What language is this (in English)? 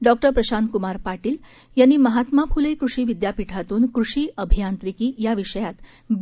Marathi